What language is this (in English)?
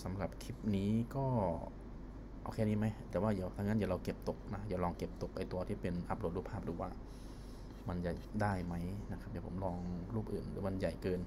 Thai